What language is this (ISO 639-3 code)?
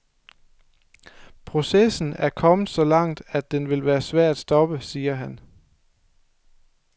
dan